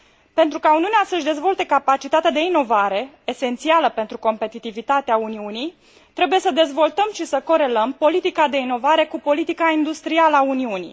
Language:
Romanian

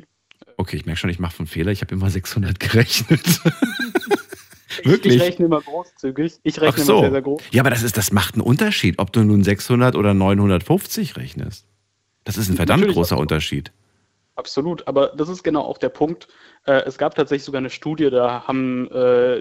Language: German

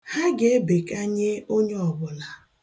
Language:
Igbo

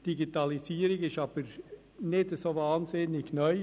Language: Swiss German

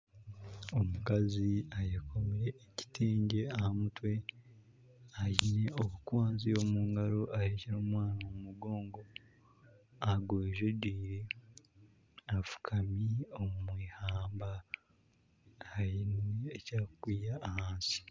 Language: Nyankole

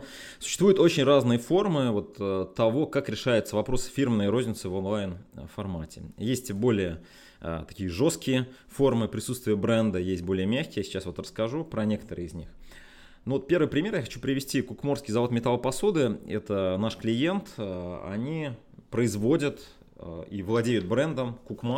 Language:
Russian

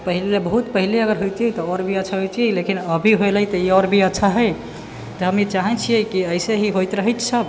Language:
Maithili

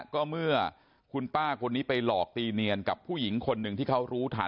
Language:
Thai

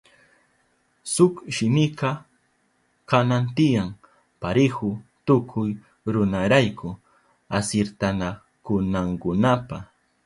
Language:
Southern Pastaza Quechua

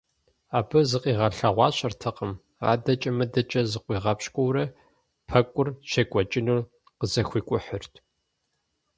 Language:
Kabardian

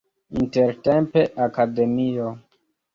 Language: Esperanto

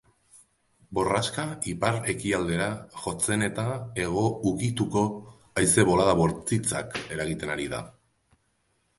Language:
Basque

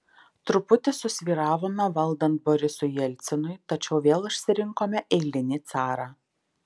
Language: Lithuanian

